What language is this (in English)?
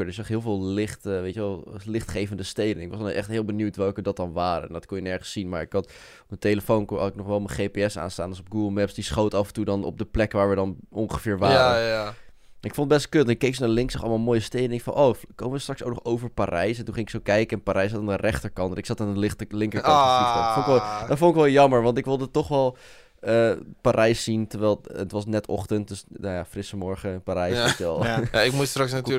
Dutch